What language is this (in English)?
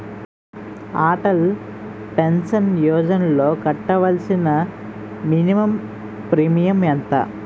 Telugu